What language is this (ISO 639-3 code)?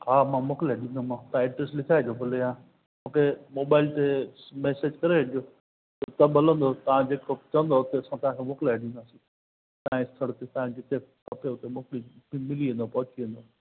snd